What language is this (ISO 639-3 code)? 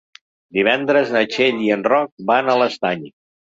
cat